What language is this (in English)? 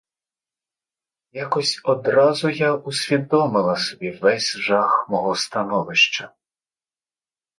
Ukrainian